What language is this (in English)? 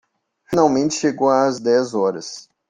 Portuguese